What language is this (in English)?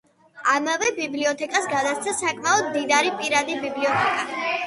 Georgian